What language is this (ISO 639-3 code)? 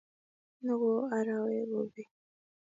kln